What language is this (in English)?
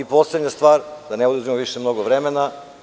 Serbian